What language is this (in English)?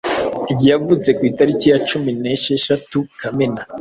Kinyarwanda